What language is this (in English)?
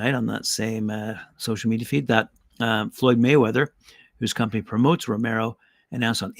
English